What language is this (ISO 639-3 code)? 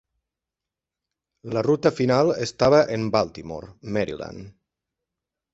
cat